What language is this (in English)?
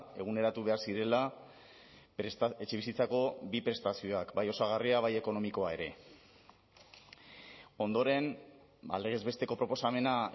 Basque